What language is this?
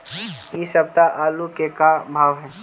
Magahi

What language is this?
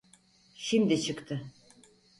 Turkish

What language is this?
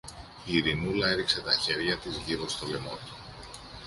Greek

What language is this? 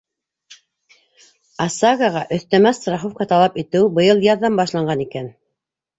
Bashkir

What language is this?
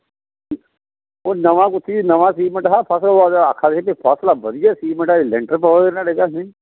Dogri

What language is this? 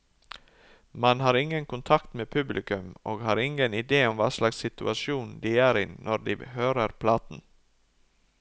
Norwegian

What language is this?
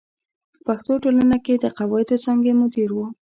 Pashto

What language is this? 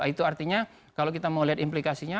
Indonesian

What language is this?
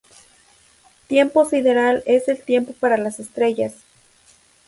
Spanish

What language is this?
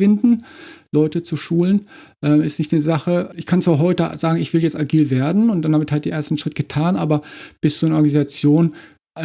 German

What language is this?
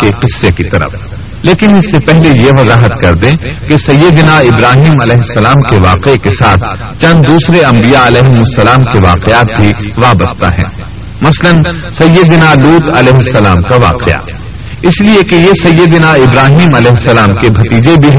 Urdu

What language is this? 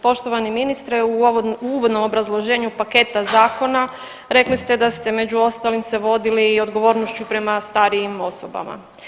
Croatian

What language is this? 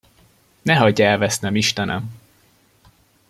Hungarian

